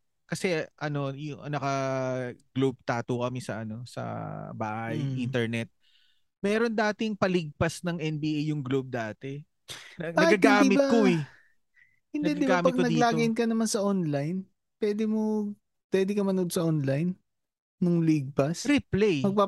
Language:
Filipino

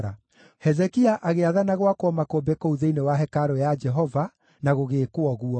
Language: Kikuyu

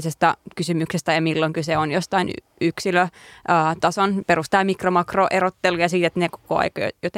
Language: Finnish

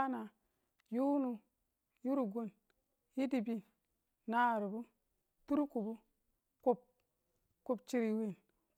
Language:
Tula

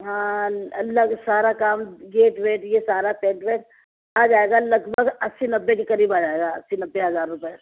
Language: Urdu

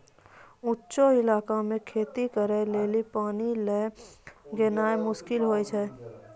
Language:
Maithili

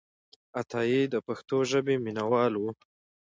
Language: Pashto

